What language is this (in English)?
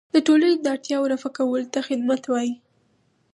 Pashto